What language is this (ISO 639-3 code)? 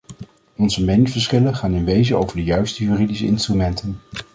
nld